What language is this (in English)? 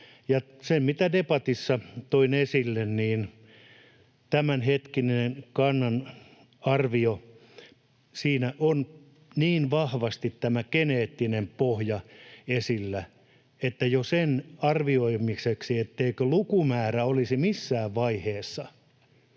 Finnish